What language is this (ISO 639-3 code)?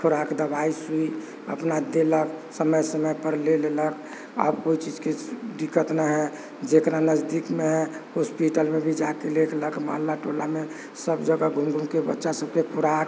mai